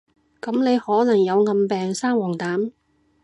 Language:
Cantonese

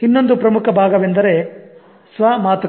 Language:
Kannada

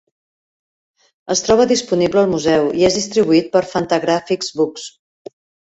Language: Catalan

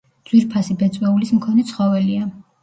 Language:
Georgian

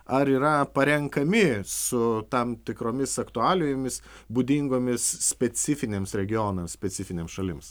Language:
Lithuanian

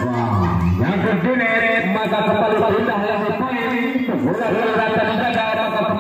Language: Indonesian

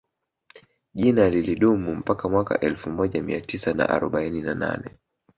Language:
Swahili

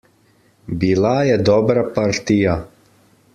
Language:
Slovenian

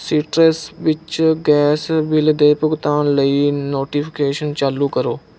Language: Punjabi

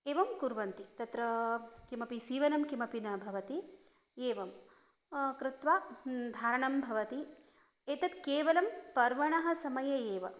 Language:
Sanskrit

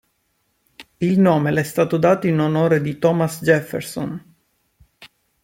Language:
Italian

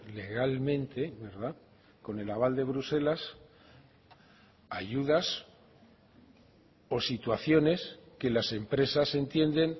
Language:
Spanish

